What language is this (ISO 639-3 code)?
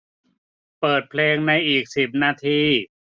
tha